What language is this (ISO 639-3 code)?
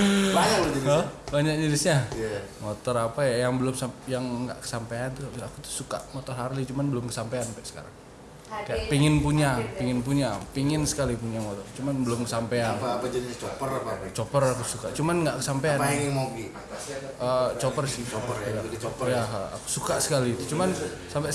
ind